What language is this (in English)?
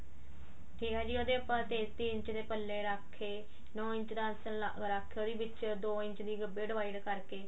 Punjabi